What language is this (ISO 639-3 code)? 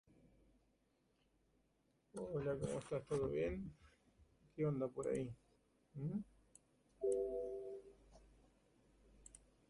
spa